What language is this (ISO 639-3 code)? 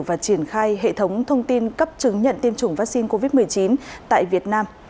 vie